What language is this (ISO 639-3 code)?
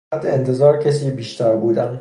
fas